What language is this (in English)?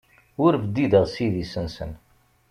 Kabyle